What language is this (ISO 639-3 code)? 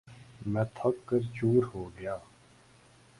urd